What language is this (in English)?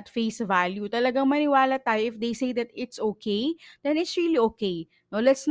Filipino